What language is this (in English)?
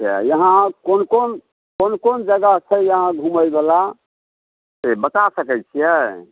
Maithili